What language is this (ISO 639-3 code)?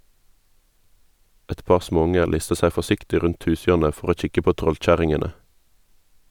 nor